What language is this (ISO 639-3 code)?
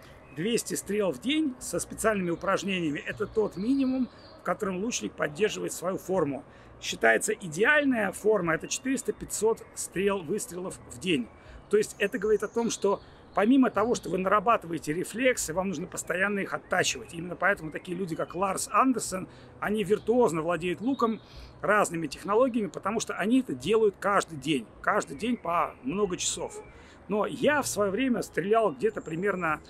rus